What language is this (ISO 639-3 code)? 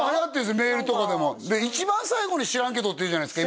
jpn